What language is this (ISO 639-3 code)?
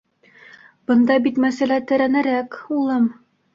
bak